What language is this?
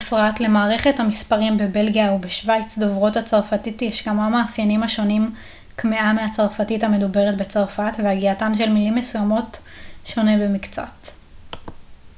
Hebrew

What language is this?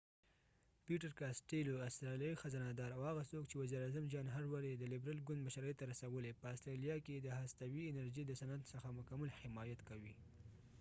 Pashto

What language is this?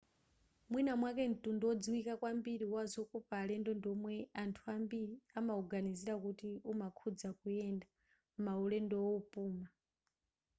Nyanja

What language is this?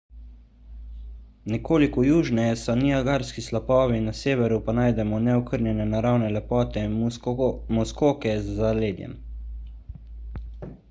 Slovenian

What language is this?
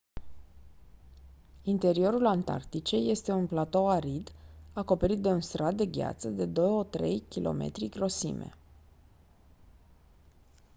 Romanian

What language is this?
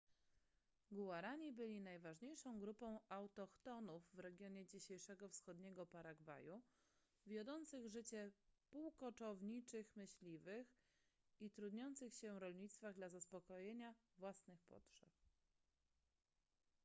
Polish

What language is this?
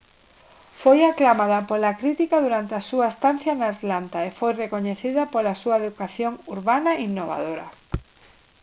Galician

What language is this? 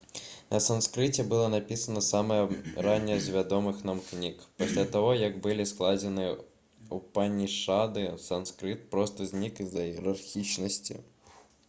Belarusian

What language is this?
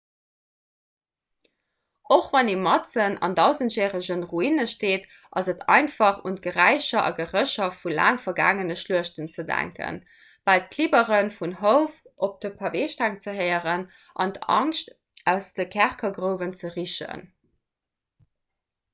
Luxembourgish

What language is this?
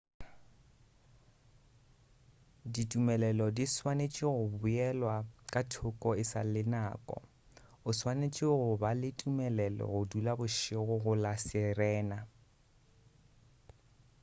Northern Sotho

